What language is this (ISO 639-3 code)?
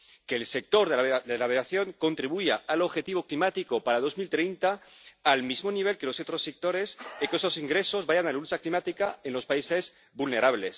spa